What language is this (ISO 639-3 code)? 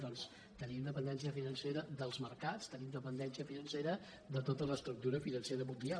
cat